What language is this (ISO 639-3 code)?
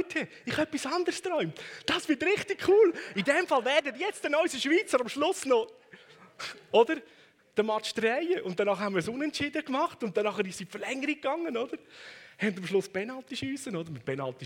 deu